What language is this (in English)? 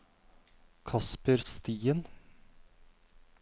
Norwegian